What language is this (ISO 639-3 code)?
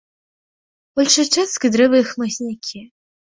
bel